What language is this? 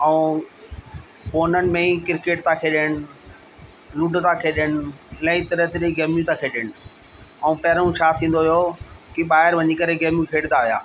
Sindhi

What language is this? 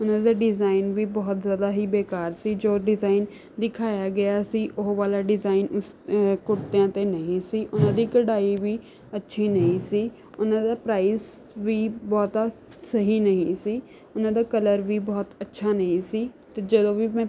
Punjabi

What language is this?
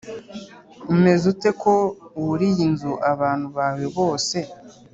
Kinyarwanda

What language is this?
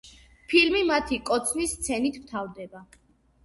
Georgian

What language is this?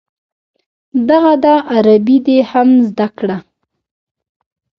Pashto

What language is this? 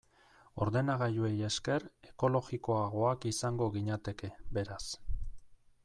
Basque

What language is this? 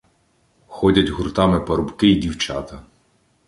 Ukrainian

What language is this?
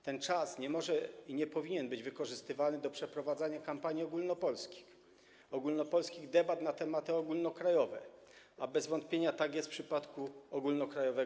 Polish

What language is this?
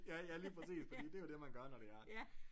Danish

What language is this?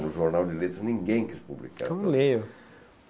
Portuguese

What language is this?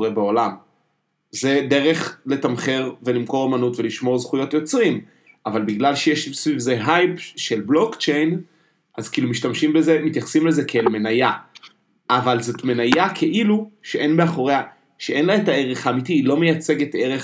Hebrew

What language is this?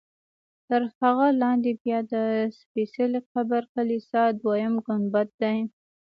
Pashto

